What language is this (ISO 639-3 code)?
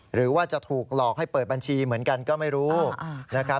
tha